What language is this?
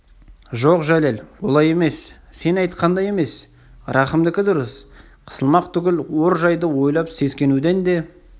Kazakh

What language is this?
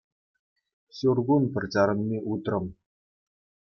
Chuvash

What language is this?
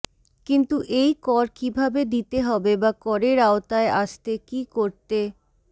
Bangla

